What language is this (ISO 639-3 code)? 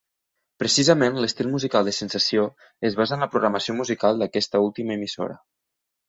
cat